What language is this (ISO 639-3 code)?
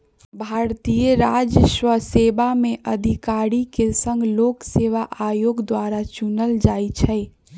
mag